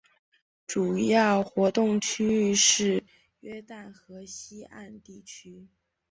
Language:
Chinese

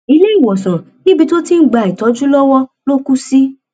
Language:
Yoruba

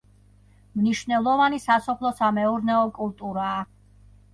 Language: Georgian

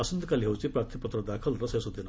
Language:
Odia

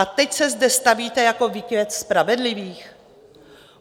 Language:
Czech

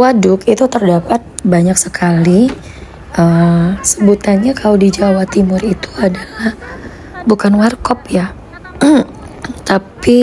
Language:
Indonesian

